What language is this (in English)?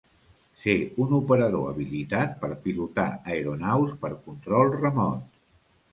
Catalan